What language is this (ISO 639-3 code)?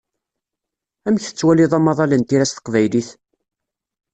kab